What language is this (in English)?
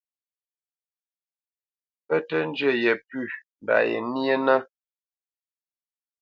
Bamenyam